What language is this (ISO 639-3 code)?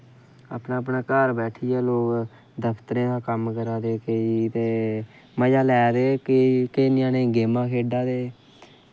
doi